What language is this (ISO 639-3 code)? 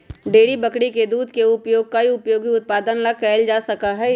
mag